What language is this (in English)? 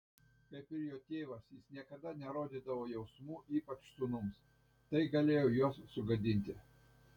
Lithuanian